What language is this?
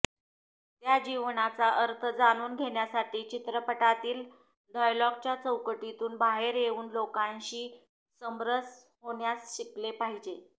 Marathi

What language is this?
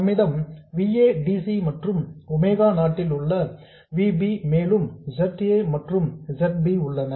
Tamil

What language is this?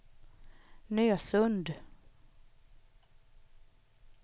Swedish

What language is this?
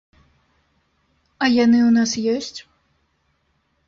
Belarusian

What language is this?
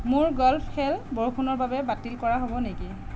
Assamese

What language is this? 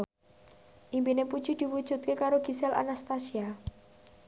Javanese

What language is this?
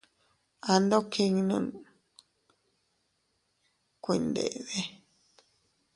Teutila Cuicatec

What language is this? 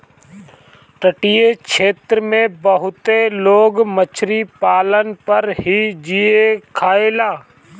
Bhojpuri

